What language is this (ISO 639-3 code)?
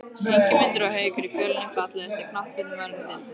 isl